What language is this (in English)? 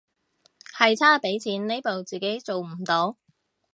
Cantonese